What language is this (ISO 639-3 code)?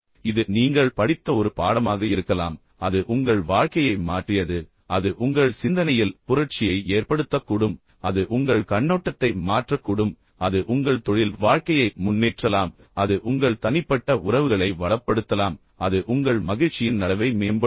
tam